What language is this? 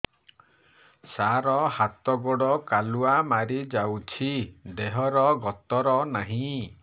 Odia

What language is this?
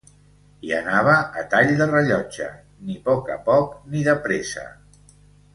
Catalan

